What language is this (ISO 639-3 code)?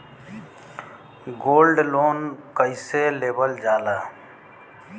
bho